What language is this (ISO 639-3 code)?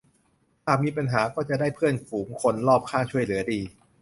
tha